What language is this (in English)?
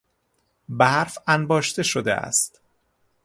Persian